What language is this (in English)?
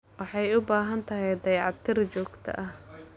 Somali